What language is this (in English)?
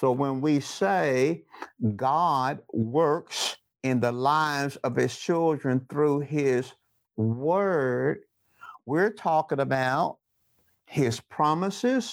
English